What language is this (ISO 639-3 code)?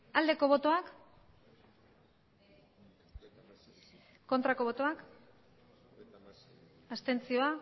eus